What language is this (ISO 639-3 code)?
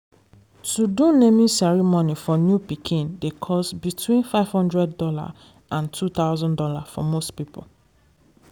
pcm